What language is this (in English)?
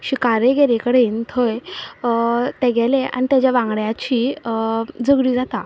Konkani